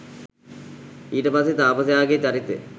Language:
Sinhala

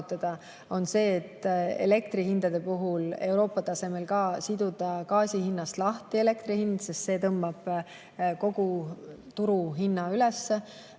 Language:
Estonian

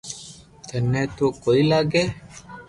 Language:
Loarki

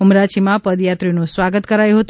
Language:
Gujarati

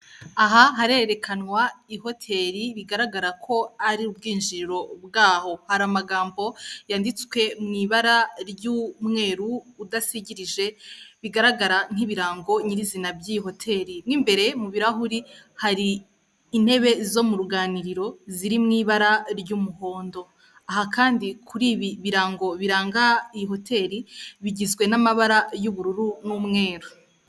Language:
Kinyarwanda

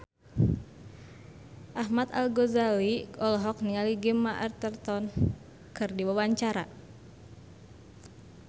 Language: Sundanese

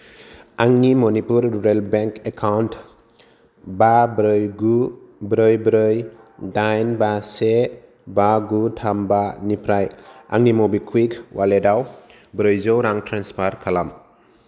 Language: Bodo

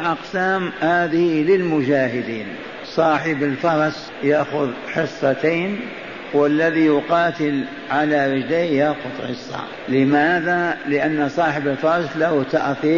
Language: Arabic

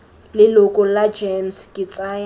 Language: Tswana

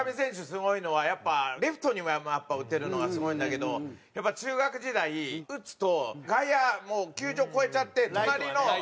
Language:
Japanese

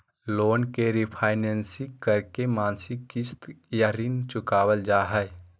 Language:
Magahi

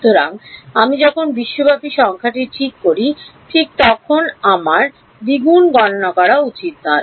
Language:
Bangla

